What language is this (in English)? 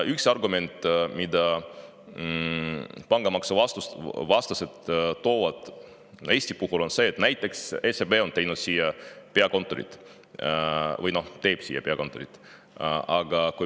Estonian